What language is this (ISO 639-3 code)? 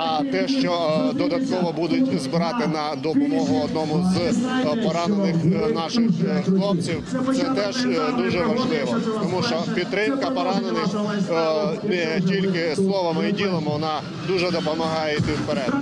ukr